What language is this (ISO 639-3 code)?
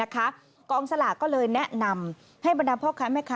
tha